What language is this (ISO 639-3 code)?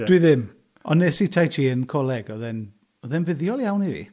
cym